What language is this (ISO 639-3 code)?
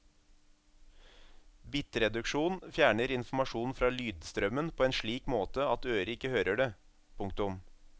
nor